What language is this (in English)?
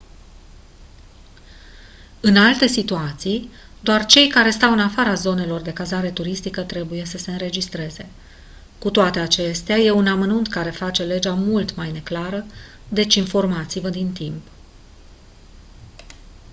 Romanian